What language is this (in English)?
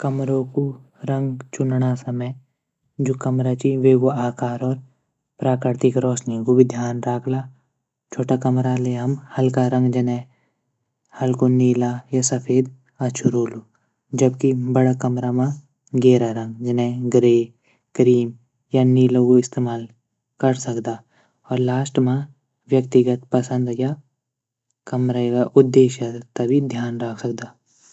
Garhwali